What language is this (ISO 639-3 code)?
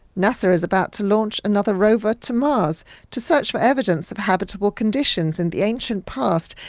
eng